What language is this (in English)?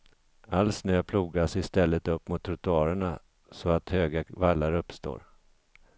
Swedish